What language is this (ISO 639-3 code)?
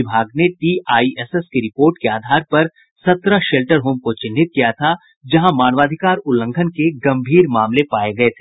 hin